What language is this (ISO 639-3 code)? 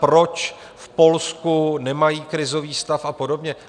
ces